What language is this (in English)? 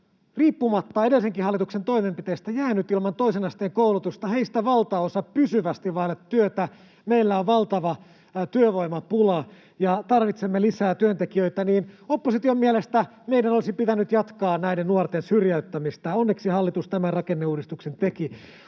Finnish